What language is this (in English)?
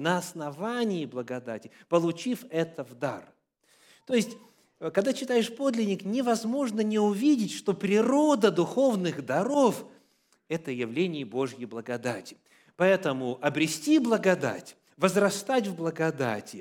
Russian